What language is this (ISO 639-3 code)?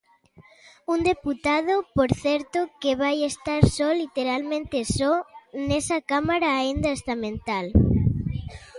glg